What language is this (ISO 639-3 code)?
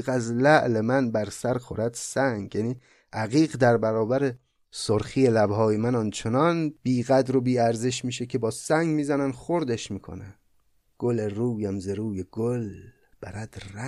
fas